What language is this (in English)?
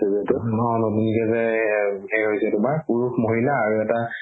Assamese